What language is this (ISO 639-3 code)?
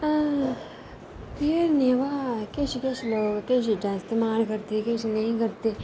doi